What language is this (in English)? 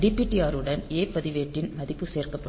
Tamil